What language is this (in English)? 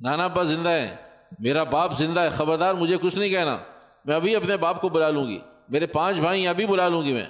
Urdu